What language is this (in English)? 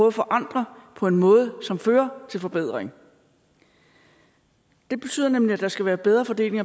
Danish